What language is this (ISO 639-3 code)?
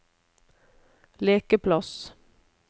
nor